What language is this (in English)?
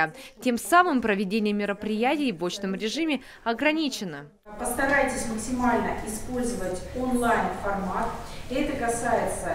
Russian